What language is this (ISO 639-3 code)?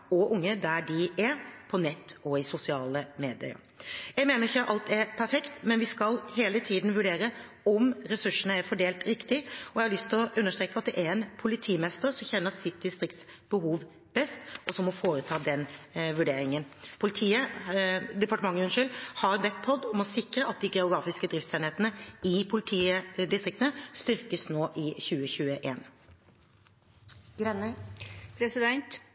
nob